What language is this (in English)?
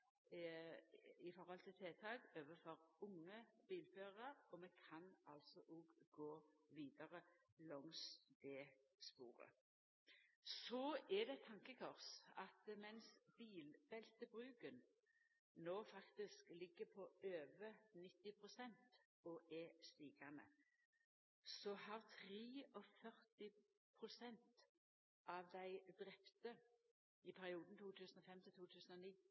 Norwegian Nynorsk